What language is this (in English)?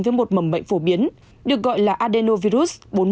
Vietnamese